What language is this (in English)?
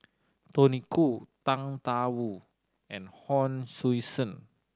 English